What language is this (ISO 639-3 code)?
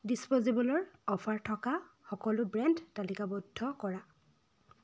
asm